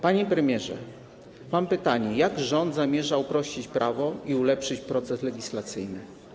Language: Polish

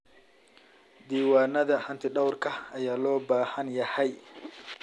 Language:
Somali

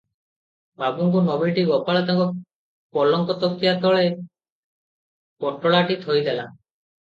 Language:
Odia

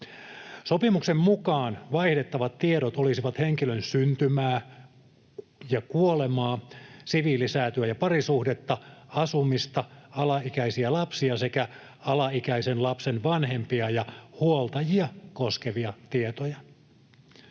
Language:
Finnish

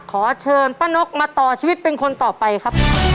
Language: Thai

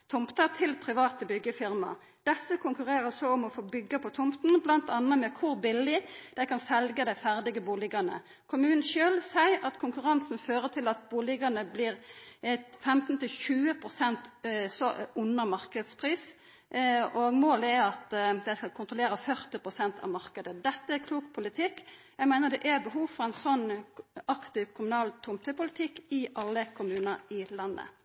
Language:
Norwegian Nynorsk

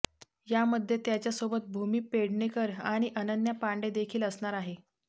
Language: Marathi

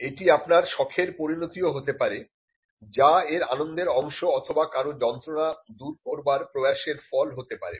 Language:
Bangla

